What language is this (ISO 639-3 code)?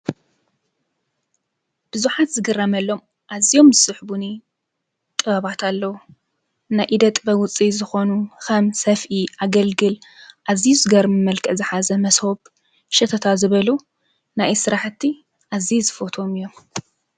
tir